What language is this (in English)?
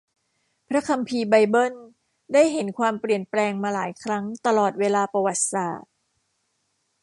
Thai